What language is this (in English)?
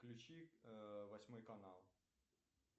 Russian